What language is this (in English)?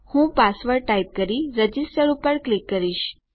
Gujarati